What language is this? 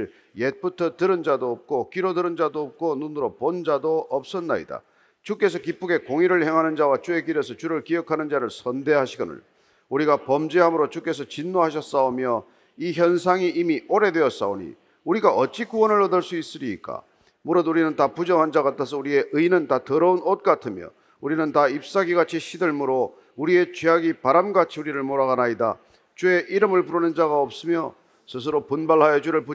Korean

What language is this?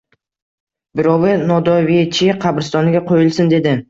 Uzbek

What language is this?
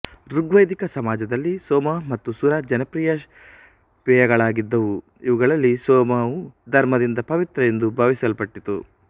Kannada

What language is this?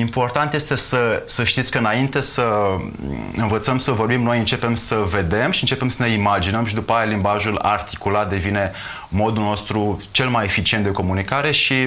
Romanian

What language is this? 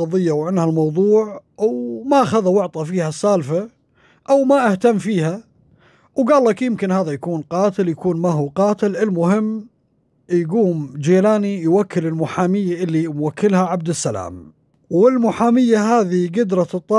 Arabic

